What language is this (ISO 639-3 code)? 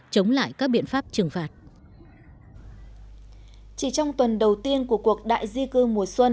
vie